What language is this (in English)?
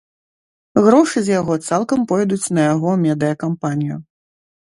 Belarusian